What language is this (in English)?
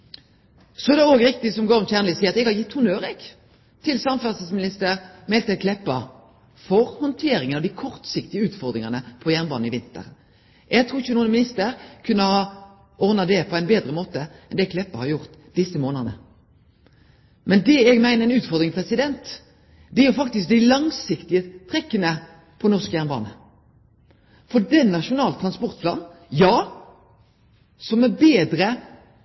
Norwegian Nynorsk